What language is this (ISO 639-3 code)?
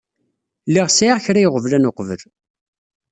kab